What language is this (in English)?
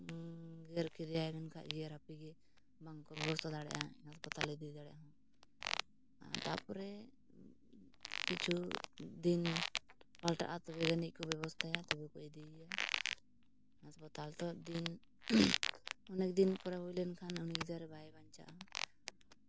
Santali